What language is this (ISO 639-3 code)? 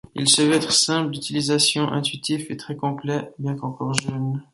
fra